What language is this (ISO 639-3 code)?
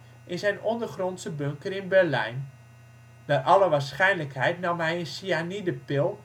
nld